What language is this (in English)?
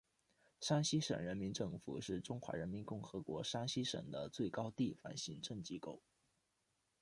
Chinese